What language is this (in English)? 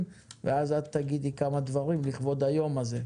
Hebrew